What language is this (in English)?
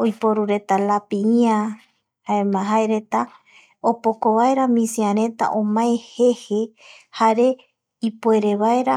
Eastern Bolivian Guaraní